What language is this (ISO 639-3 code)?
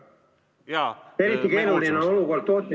est